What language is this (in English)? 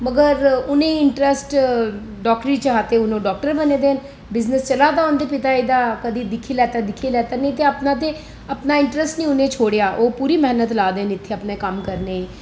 Dogri